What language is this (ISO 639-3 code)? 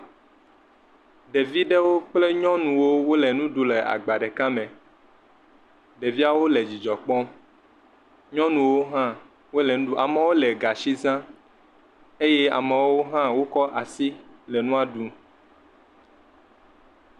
ewe